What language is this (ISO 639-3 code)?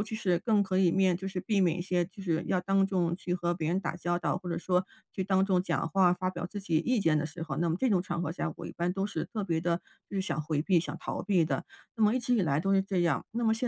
zho